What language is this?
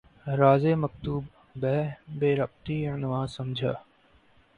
Urdu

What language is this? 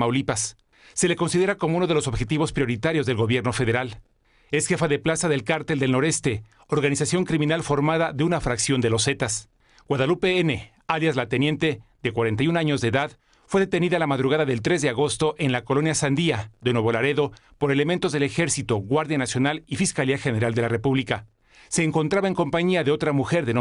Spanish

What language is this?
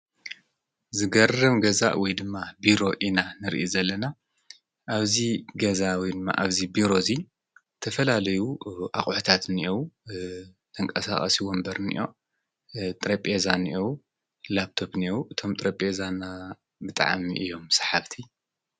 Tigrinya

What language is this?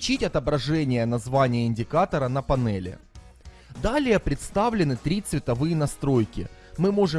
Russian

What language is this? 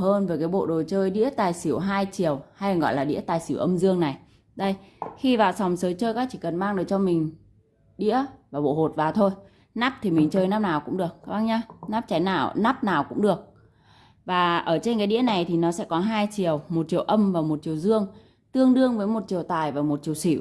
Vietnamese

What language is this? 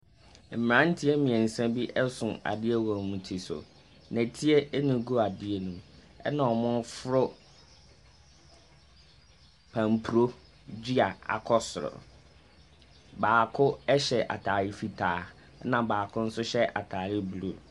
Akan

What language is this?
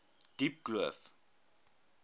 Afrikaans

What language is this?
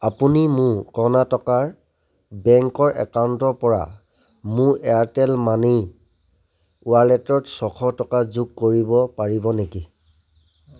Assamese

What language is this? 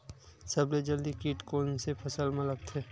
Chhattisgarhi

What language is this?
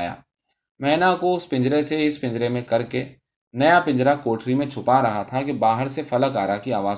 Urdu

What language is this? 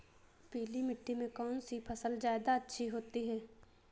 Hindi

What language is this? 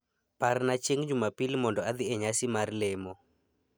Luo (Kenya and Tanzania)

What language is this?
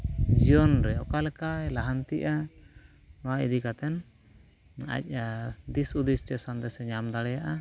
Santali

